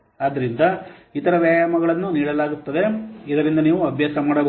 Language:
Kannada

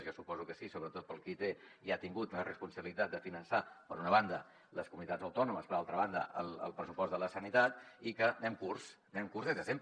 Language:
Catalan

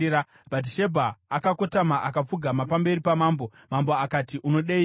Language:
Shona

